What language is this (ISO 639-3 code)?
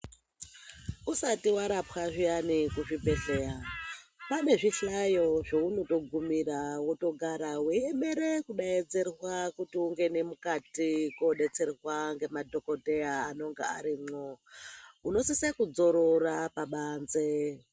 ndc